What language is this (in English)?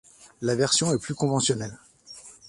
French